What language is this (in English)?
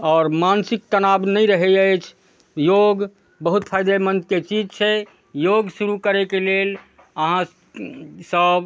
Maithili